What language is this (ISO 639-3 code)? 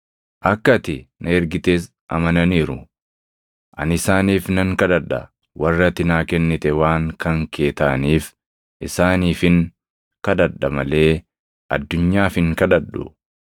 orm